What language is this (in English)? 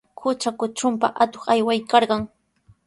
Sihuas Ancash Quechua